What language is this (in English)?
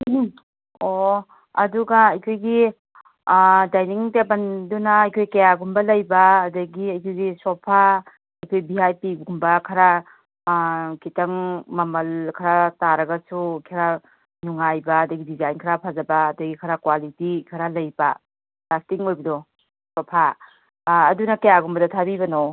Manipuri